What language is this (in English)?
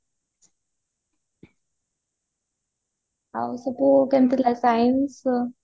Odia